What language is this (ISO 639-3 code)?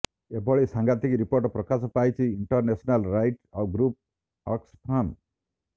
ori